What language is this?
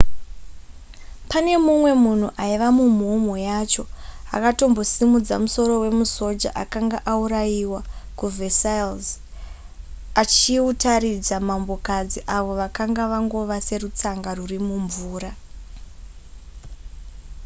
Shona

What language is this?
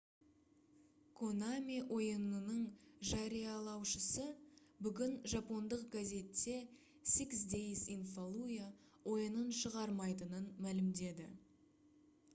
Kazakh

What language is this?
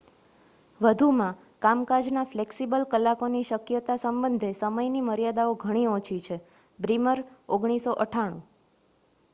Gujarati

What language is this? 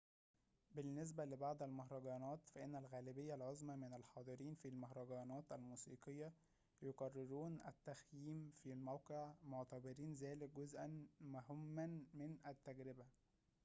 Arabic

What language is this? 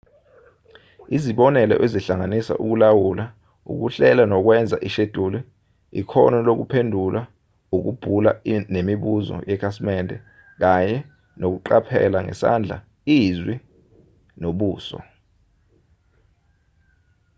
Zulu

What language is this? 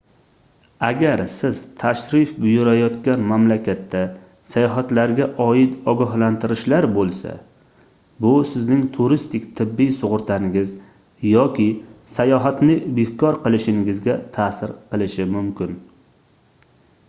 Uzbek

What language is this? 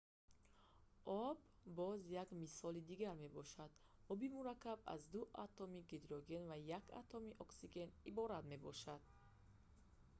Tajik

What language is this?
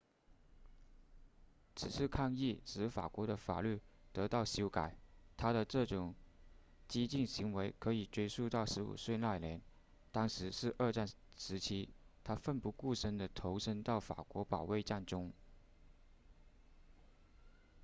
Chinese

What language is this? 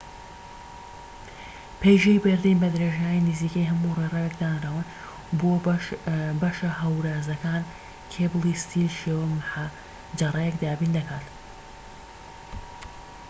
Central Kurdish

